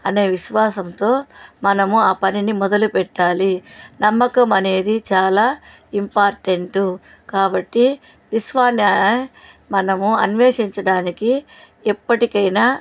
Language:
Telugu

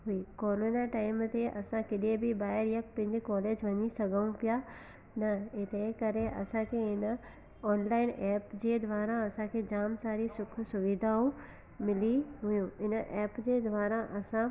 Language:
Sindhi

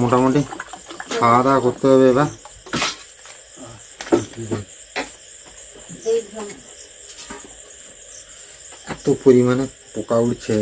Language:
Hindi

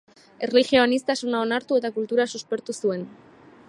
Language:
Basque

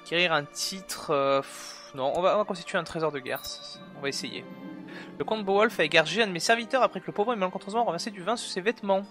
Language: French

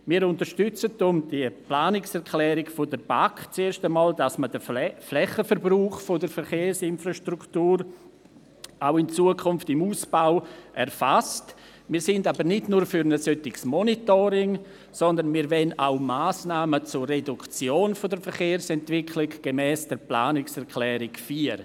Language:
Swiss German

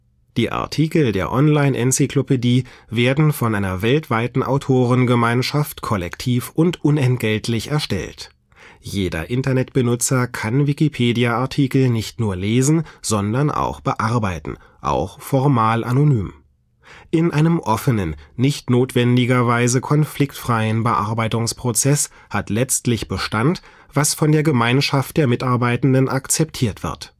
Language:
German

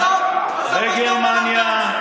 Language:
Hebrew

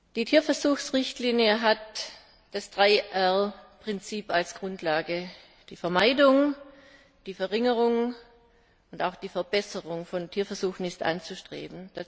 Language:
German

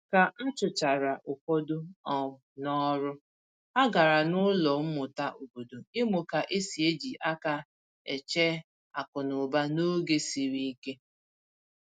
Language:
Igbo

